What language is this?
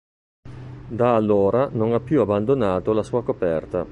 Italian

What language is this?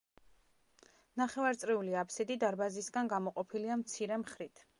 Georgian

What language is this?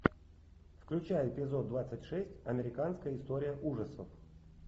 Russian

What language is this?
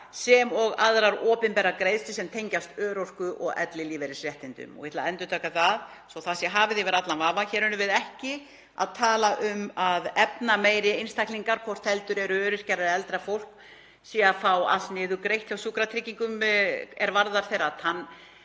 Icelandic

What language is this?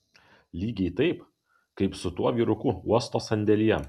Lithuanian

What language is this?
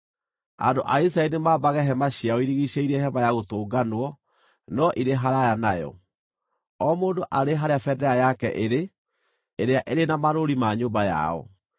Kikuyu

